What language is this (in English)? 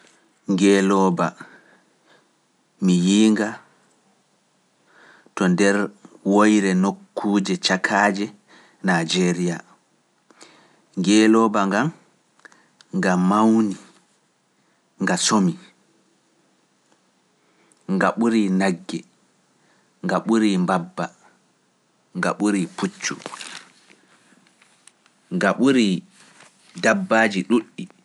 Pular